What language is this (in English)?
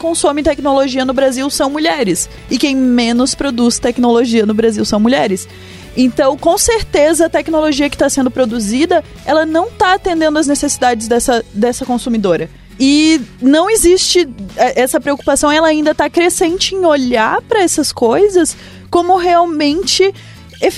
Portuguese